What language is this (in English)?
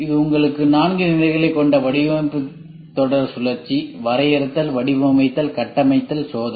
Tamil